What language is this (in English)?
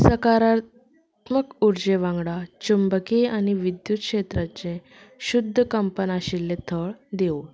Konkani